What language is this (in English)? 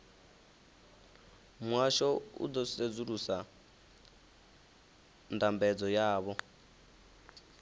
Venda